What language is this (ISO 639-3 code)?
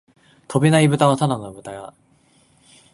jpn